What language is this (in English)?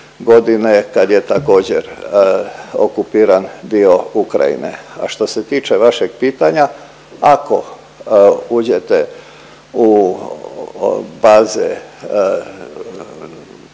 Croatian